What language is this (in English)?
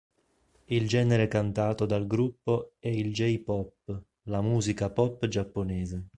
Italian